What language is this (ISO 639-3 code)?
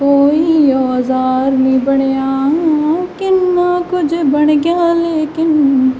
pan